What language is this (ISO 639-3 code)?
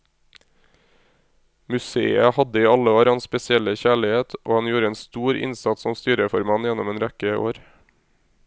nor